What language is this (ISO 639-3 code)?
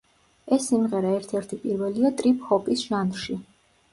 kat